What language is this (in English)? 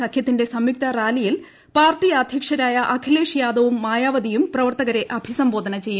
Malayalam